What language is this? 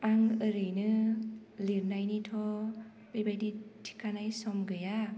Bodo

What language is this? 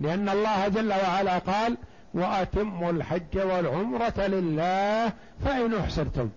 Arabic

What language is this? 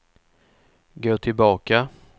Swedish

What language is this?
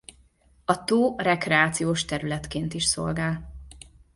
Hungarian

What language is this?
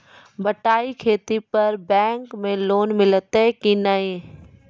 Maithili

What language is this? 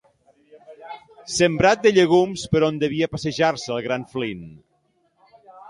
Catalan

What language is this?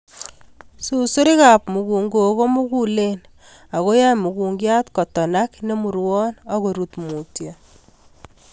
Kalenjin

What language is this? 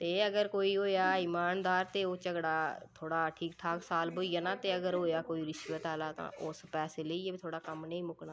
Dogri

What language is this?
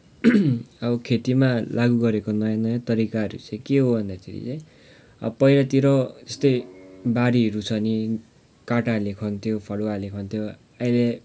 Nepali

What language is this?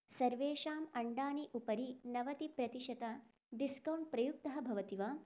Sanskrit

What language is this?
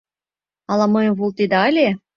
Mari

